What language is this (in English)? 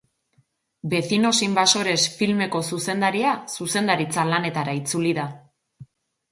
Basque